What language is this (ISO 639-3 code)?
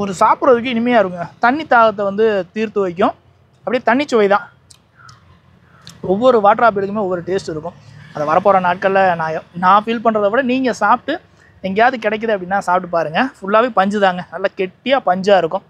tam